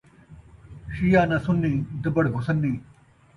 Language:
Saraiki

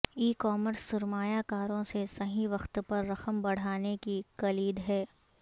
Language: Urdu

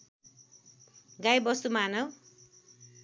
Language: Nepali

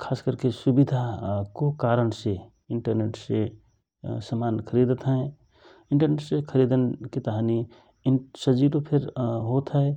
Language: Rana Tharu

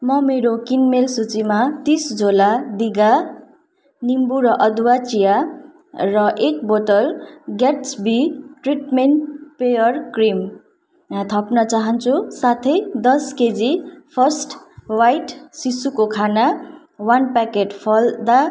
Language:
Nepali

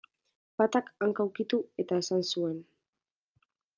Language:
Basque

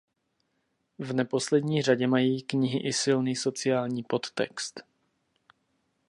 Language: Czech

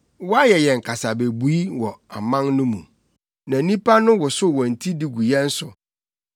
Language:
Akan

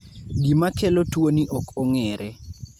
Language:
Luo (Kenya and Tanzania)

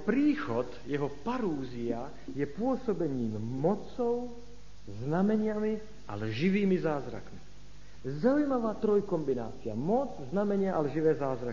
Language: Slovak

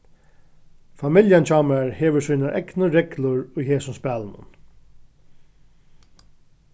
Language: Faroese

